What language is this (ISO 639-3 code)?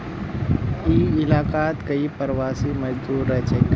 mag